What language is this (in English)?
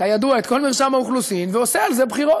Hebrew